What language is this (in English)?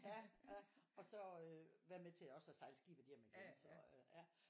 Danish